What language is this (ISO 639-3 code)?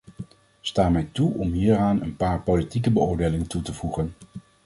nld